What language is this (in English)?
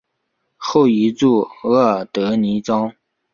Chinese